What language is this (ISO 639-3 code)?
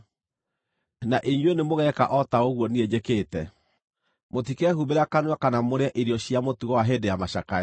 kik